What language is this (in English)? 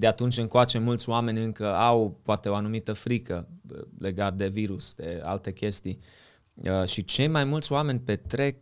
Romanian